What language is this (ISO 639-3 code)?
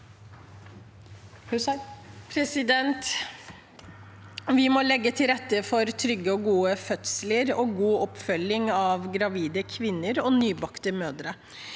nor